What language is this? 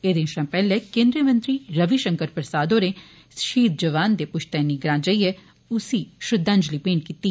Dogri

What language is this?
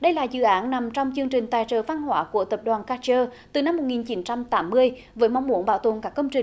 Vietnamese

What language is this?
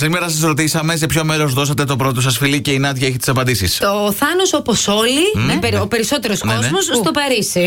Greek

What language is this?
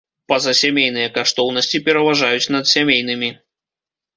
Belarusian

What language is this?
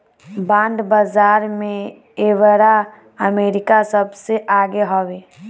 Bhojpuri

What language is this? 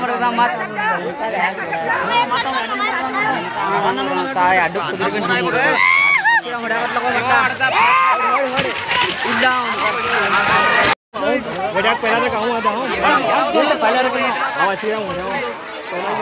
Thai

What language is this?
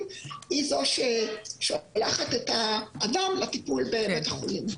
Hebrew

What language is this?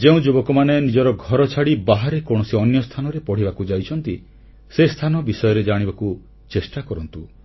Odia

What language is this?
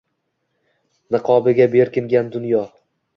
Uzbek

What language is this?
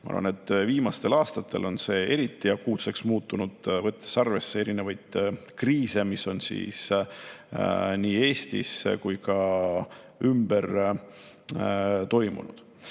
Estonian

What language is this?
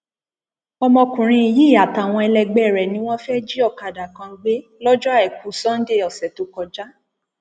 Yoruba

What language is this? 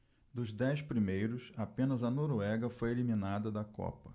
Portuguese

